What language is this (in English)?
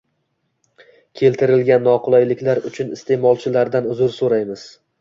Uzbek